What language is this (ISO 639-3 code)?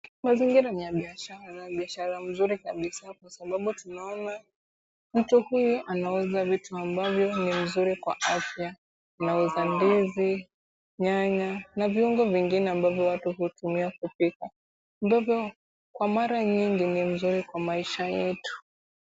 swa